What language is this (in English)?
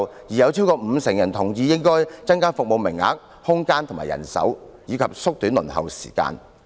Cantonese